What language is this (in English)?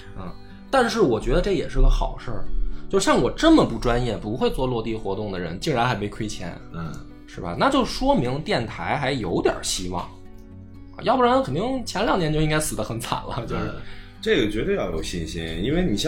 Chinese